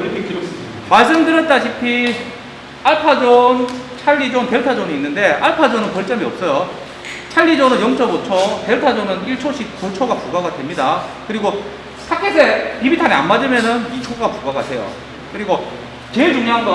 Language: Korean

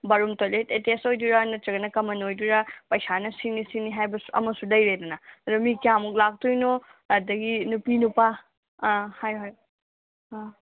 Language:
Manipuri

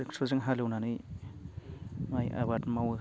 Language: Bodo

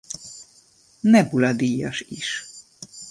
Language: Hungarian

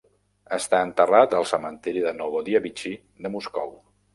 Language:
Catalan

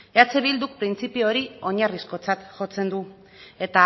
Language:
Basque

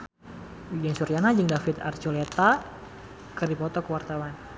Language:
Sundanese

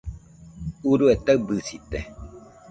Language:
Nüpode Huitoto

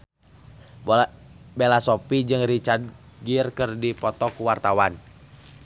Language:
Sundanese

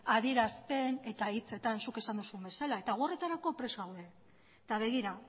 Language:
Basque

